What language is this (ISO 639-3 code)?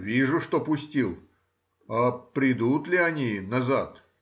rus